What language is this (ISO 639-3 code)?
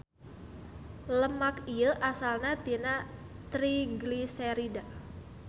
sun